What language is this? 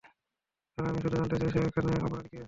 Bangla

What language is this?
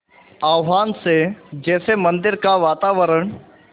Hindi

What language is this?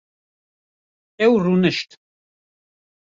Kurdish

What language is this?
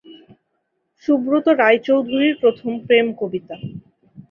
Bangla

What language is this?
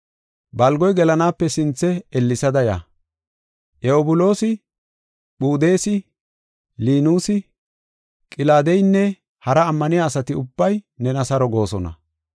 Gofa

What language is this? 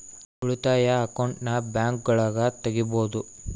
Kannada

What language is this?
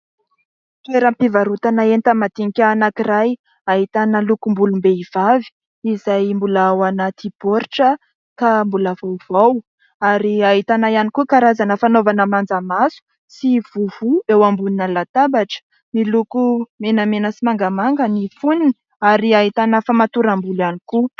Malagasy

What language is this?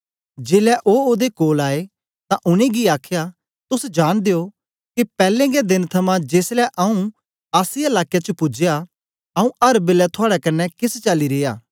Dogri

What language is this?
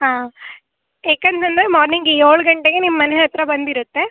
Kannada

